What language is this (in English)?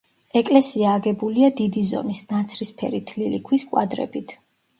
Georgian